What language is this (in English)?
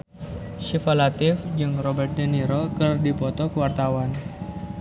Sundanese